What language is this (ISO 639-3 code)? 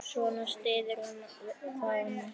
isl